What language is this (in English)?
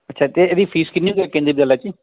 Punjabi